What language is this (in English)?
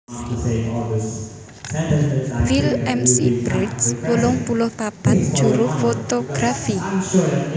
Javanese